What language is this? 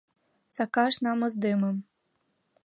Mari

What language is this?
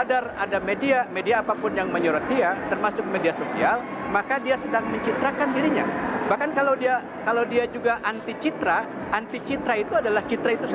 Indonesian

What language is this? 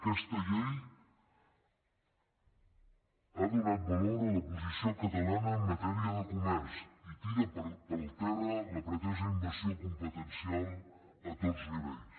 Catalan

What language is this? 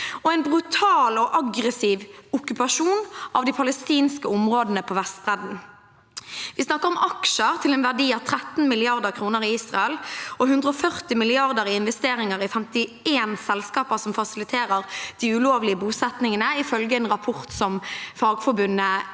Norwegian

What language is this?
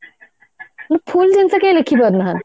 Odia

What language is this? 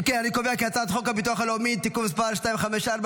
Hebrew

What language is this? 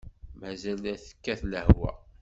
Kabyle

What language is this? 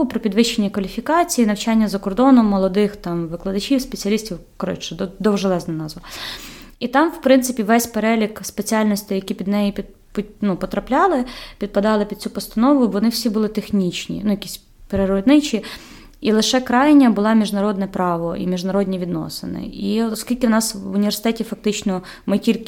Ukrainian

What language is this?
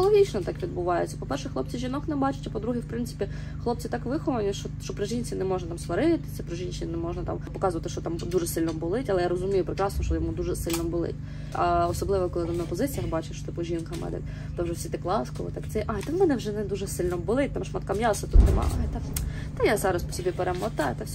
Ukrainian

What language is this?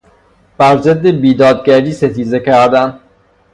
Persian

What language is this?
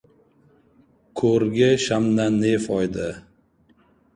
Uzbek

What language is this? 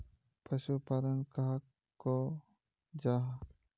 Magahi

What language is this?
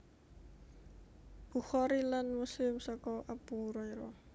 Javanese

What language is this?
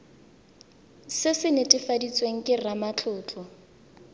Tswana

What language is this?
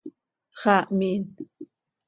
Seri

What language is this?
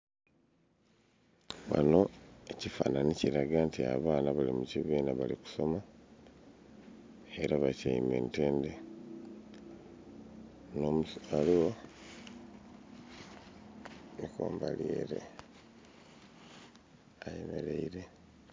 Soga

